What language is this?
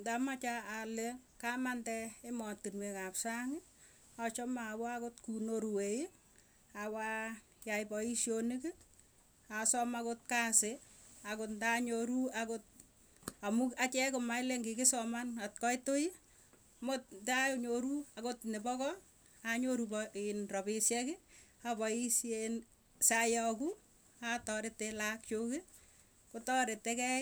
Tugen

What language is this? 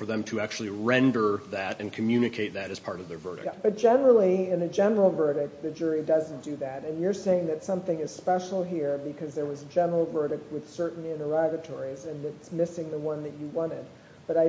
English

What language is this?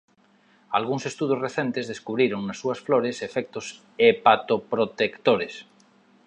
Galician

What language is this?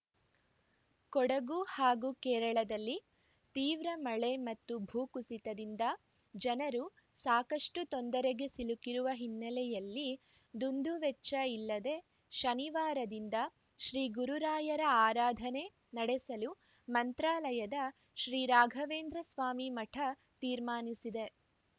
Kannada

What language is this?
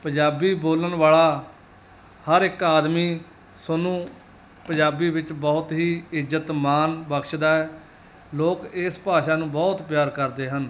Punjabi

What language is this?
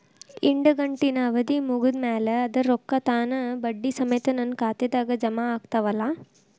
Kannada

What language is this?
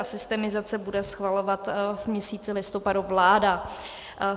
Czech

